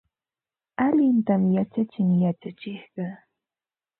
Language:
Ambo-Pasco Quechua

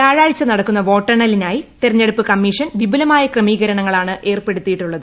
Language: Malayalam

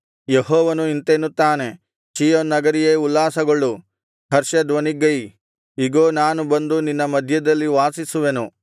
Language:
Kannada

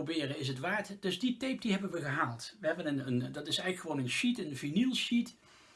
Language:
Dutch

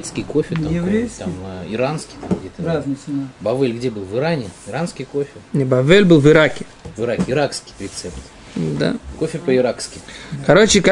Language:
Russian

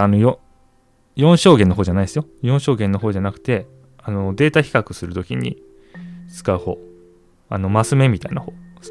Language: Japanese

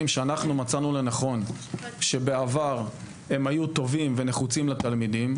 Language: Hebrew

